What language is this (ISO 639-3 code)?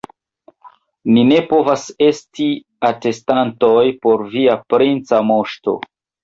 epo